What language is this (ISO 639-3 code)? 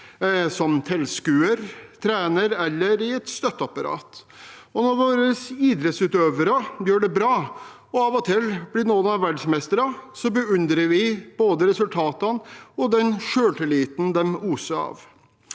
nor